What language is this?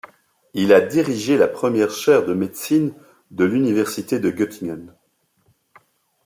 French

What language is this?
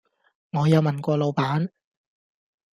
Cantonese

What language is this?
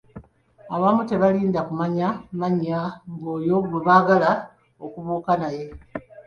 Ganda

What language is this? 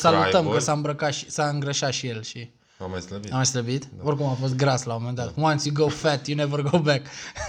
Romanian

